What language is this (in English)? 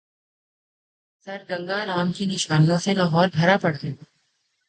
Urdu